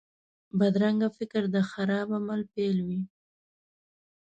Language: Pashto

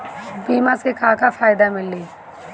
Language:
Bhojpuri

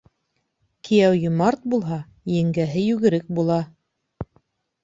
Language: Bashkir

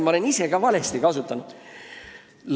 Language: Estonian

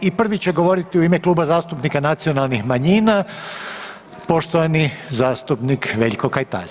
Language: Croatian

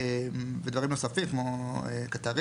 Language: Hebrew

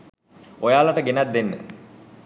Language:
Sinhala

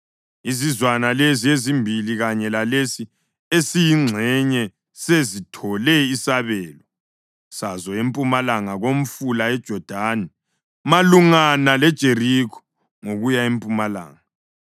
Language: North Ndebele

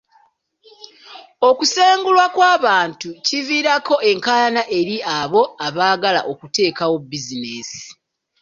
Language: Ganda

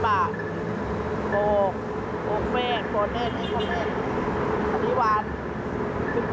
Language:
Thai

